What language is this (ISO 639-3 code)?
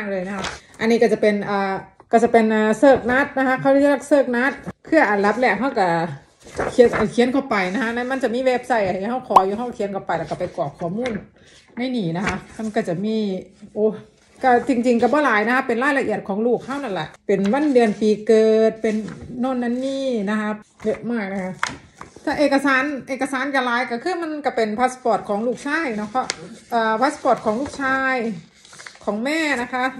tha